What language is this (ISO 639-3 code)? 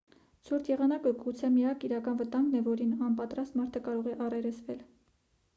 hye